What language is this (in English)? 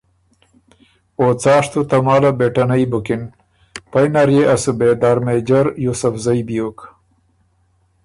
Ormuri